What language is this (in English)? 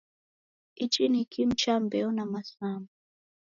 Taita